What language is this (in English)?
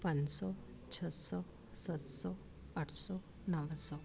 Sindhi